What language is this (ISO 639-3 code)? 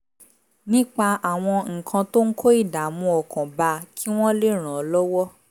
yor